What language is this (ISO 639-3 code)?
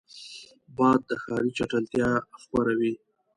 pus